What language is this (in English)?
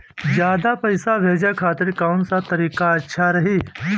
Bhojpuri